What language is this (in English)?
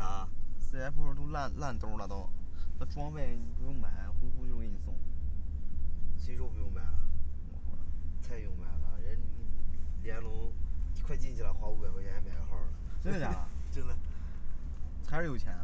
Chinese